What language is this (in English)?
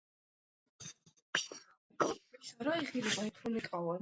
Georgian